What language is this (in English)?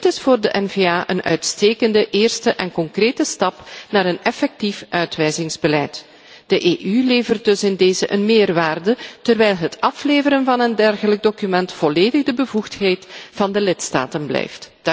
Dutch